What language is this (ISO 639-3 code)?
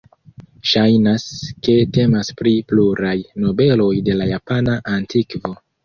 epo